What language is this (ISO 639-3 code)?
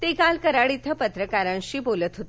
mar